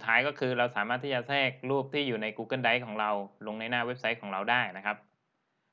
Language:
Thai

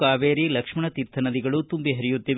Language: Kannada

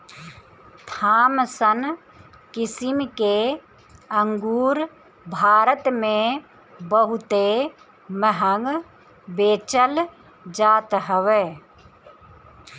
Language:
Bhojpuri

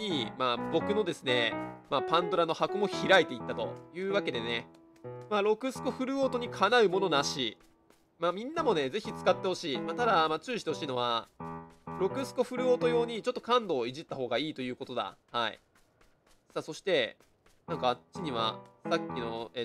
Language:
Japanese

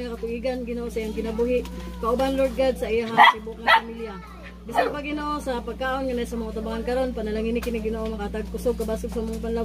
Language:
Indonesian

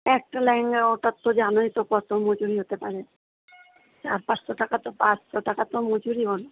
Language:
Bangla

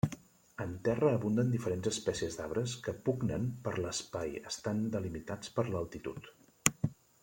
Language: Catalan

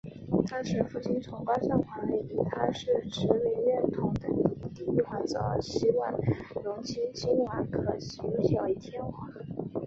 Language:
Chinese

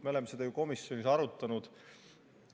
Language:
Estonian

